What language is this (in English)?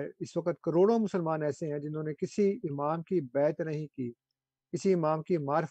Urdu